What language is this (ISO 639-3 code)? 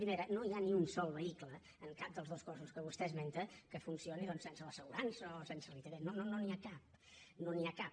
cat